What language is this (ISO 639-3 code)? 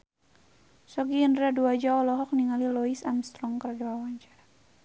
sun